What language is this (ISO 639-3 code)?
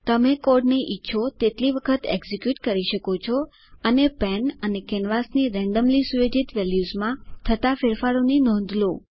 guj